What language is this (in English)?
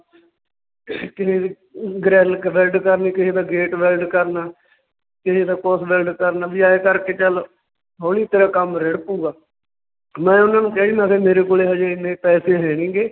Punjabi